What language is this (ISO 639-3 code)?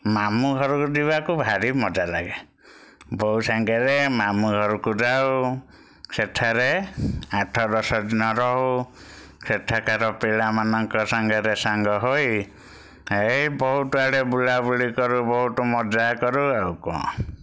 ori